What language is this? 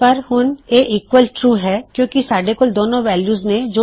Punjabi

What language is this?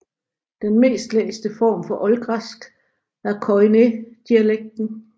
Danish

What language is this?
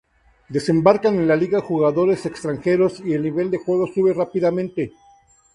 Spanish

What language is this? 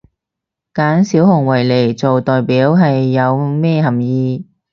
Cantonese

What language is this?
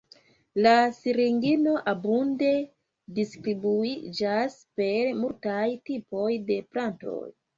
Esperanto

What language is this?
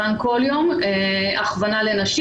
Hebrew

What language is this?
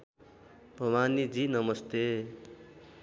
Nepali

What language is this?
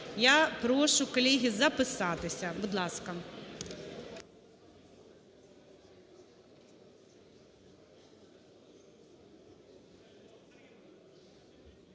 Ukrainian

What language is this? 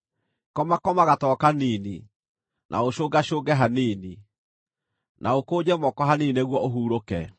Kikuyu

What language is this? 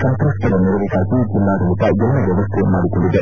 Kannada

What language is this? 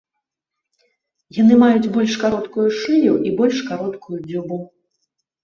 Belarusian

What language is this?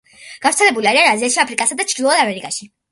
Georgian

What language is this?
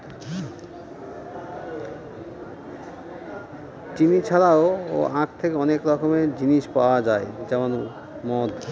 Bangla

